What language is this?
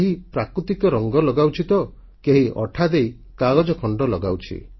Odia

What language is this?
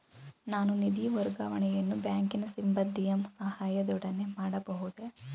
Kannada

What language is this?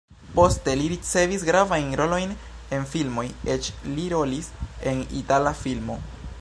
Esperanto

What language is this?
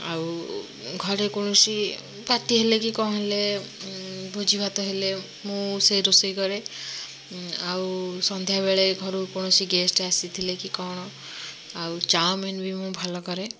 Odia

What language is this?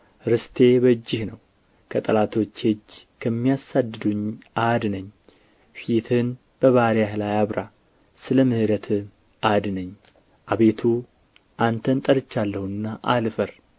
Amharic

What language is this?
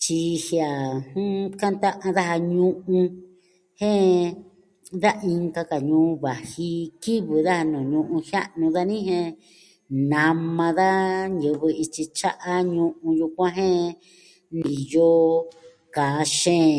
Southwestern Tlaxiaco Mixtec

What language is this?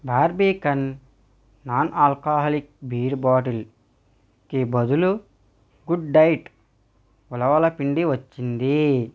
Telugu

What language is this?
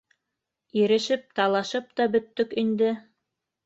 Bashkir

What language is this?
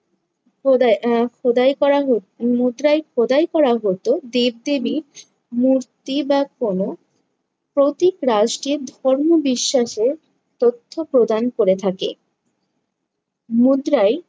Bangla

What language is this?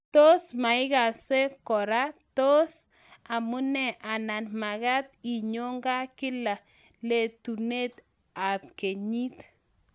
Kalenjin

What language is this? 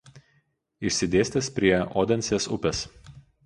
Lithuanian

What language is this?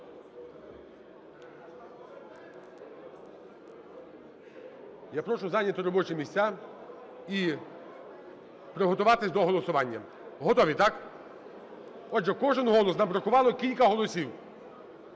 Ukrainian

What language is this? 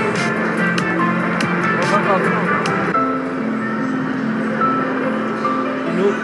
Turkish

